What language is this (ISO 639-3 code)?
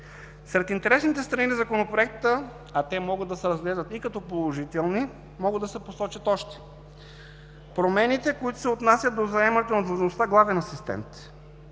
bul